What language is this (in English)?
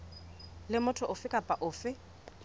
Southern Sotho